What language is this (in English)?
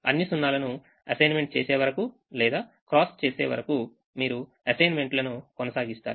Telugu